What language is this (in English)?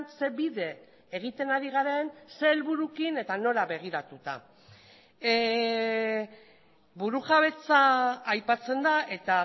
Basque